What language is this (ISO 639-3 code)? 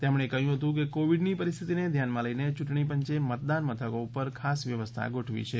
guj